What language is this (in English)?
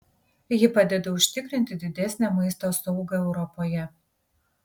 Lithuanian